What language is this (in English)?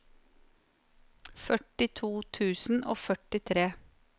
Norwegian